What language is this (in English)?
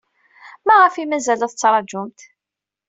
Kabyle